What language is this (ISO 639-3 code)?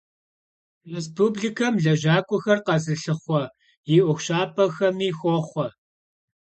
kbd